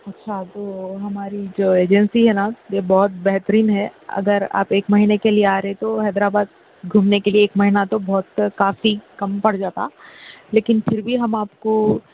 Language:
Urdu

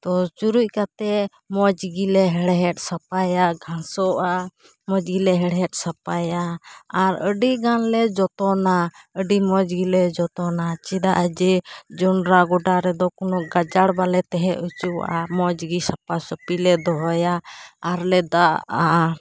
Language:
Santali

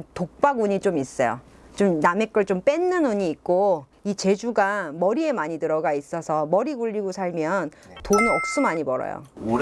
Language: Korean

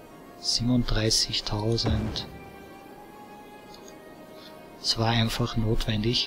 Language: German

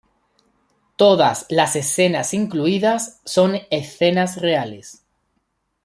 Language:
Spanish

